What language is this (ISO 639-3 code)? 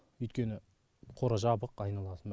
kaz